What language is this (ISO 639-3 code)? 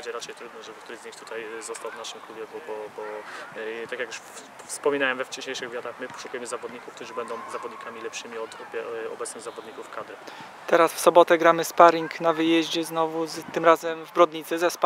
pol